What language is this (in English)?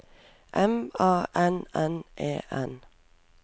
Norwegian